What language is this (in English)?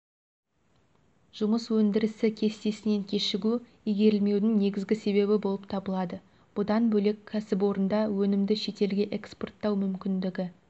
Kazakh